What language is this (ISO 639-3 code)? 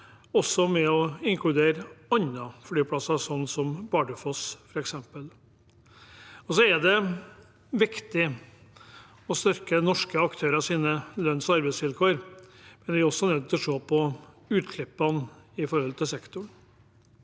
nor